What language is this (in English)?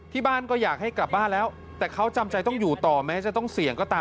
Thai